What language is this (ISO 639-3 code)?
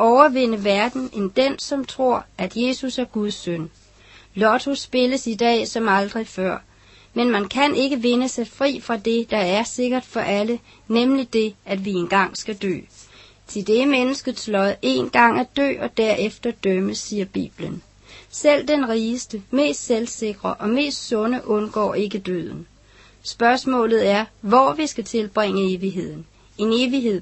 dan